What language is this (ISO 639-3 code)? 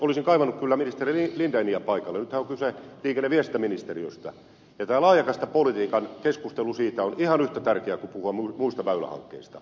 fin